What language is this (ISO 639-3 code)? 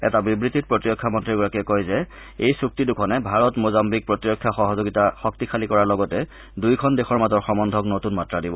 asm